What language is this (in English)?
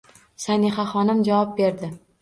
Uzbek